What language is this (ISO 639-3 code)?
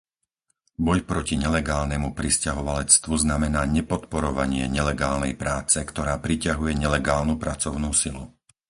slk